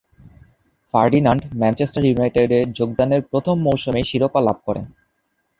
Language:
Bangla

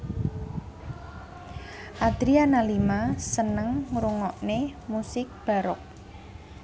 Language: Javanese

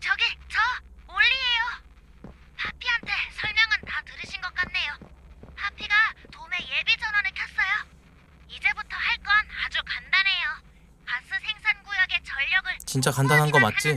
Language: Korean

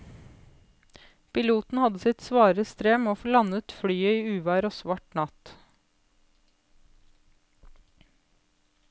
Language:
Norwegian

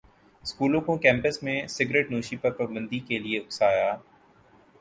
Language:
Urdu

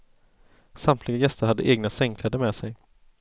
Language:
Swedish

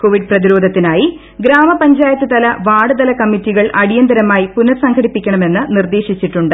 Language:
Malayalam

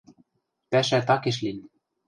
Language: Western Mari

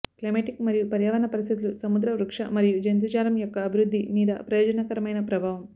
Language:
Telugu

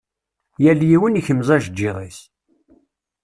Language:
Kabyle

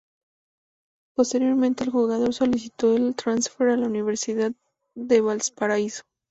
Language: Spanish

